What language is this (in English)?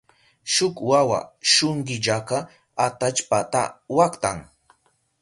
Southern Pastaza Quechua